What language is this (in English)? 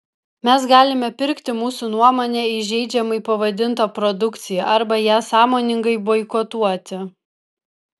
Lithuanian